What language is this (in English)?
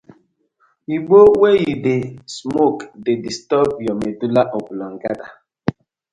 Nigerian Pidgin